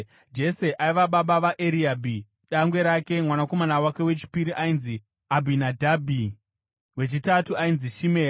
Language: Shona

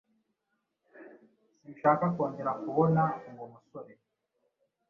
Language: Kinyarwanda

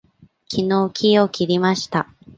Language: Japanese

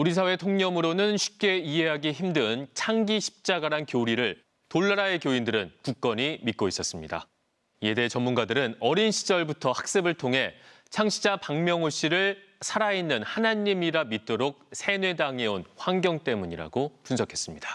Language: Korean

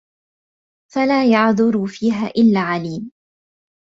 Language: Arabic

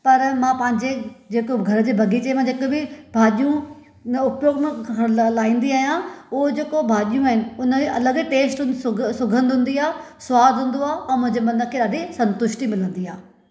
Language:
Sindhi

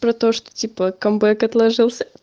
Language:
Russian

